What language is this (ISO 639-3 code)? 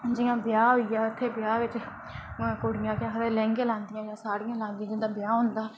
doi